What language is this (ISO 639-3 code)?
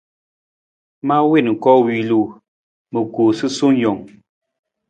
nmz